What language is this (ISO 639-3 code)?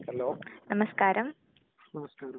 mal